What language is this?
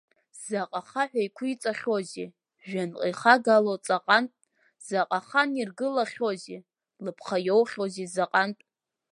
Abkhazian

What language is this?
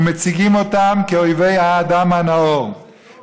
Hebrew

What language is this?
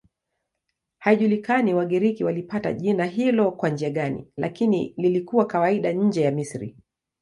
Swahili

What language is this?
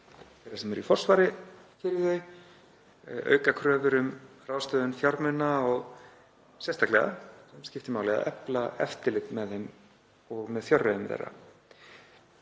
Icelandic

